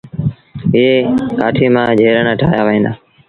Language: Sindhi Bhil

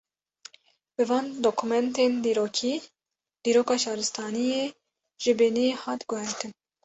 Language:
Kurdish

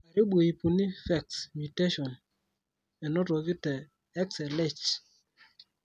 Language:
Masai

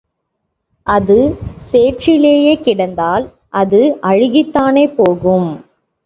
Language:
Tamil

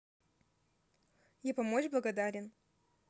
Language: Russian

